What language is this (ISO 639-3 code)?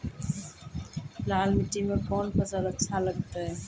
mai